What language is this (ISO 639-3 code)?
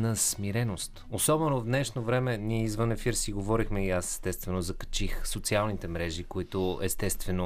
bul